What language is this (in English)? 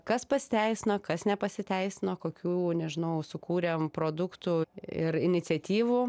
Lithuanian